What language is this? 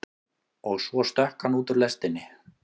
Icelandic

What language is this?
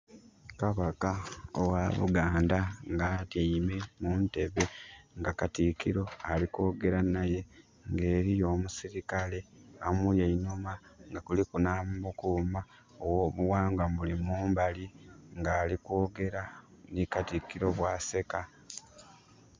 Soga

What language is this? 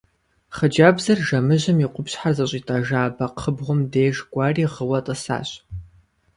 Kabardian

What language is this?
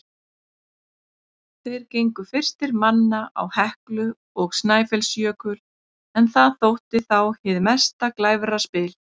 Icelandic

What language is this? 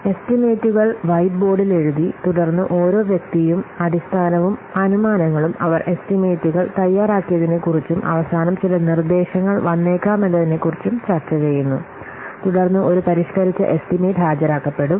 Malayalam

